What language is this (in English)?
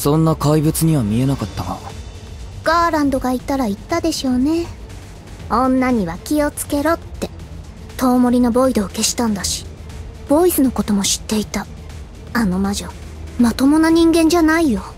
Japanese